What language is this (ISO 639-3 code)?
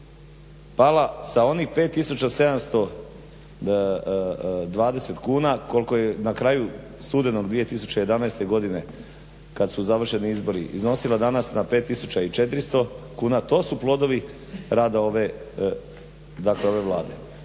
hrv